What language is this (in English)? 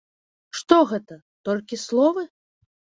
Belarusian